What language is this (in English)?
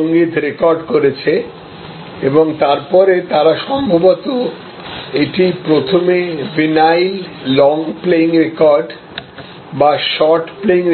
Bangla